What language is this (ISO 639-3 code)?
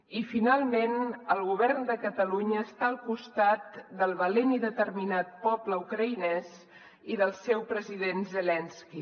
cat